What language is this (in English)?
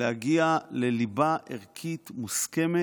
Hebrew